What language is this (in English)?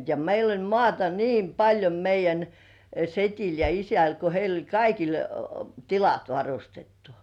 Finnish